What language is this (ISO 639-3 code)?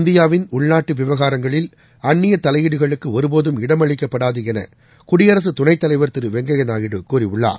tam